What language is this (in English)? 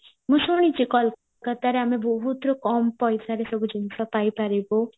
Odia